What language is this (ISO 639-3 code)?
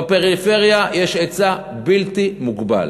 heb